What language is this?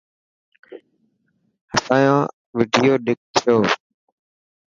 Dhatki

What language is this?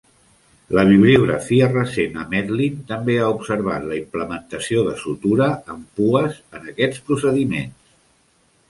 Catalan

